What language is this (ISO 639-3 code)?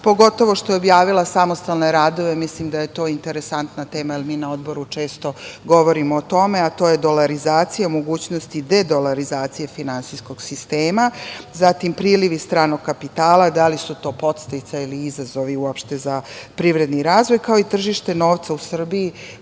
srp